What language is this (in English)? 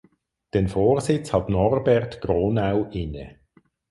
German